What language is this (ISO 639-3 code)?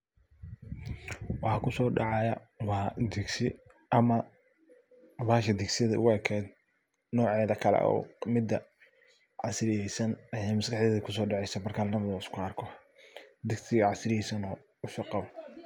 som